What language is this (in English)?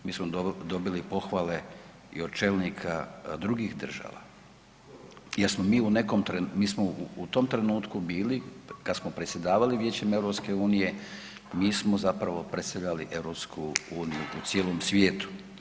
Croatian